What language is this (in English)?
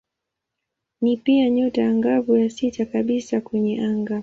Swahili